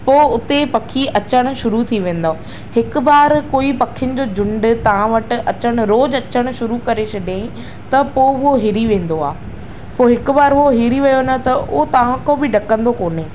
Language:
Sindhi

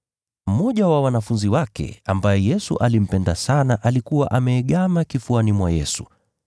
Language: Swahili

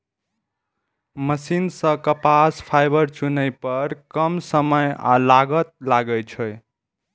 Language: Maithili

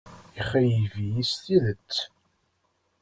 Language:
Kabyle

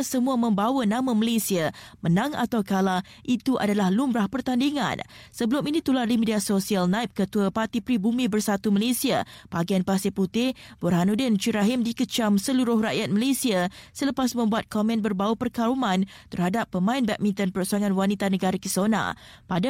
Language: Malay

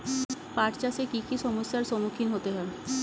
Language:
Bangla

